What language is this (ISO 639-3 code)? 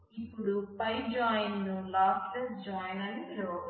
tel